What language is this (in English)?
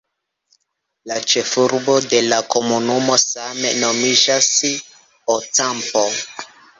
Esperanto